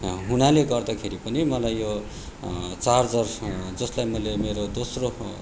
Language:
Nepali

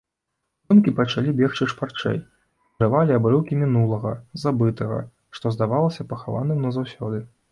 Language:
Belarusian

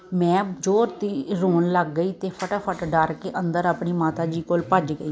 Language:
Punjabi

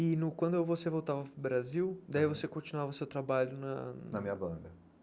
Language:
Portuguese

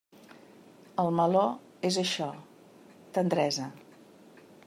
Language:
Catalan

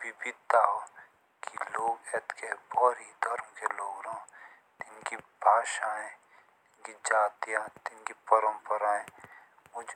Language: Jaunsari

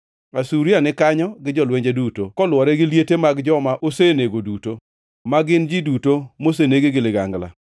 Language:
Luo (Kenya and Tanzania)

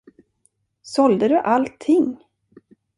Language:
Swedish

